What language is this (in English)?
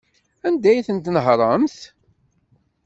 Kabyle